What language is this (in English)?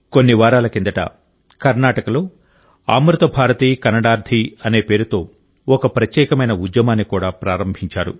Telugu